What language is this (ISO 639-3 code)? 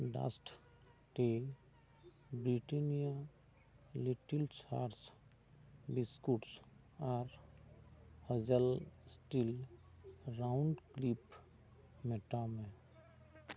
sat